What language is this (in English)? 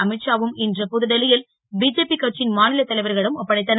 Tamil